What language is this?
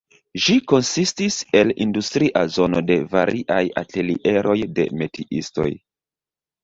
Esperanto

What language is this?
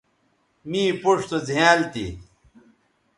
Bateri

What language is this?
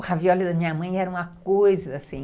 Portuguese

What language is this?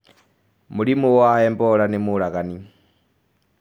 Kikuyu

